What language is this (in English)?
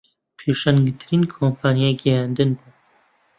Central Kurdish